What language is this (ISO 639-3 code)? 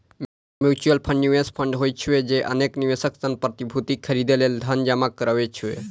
mai